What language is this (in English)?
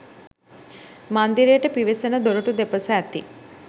Sinhala